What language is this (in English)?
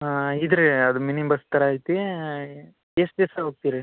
Kannada